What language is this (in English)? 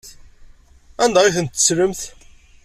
Kabyle